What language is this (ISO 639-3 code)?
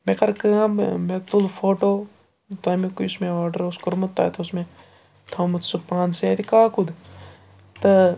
kas